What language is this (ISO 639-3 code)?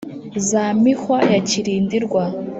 kin